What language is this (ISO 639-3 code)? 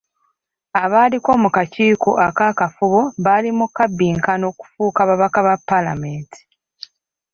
lug